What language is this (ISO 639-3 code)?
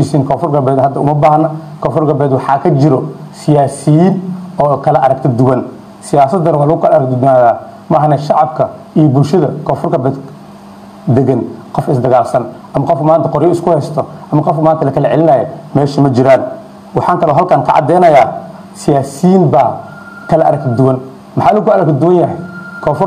ara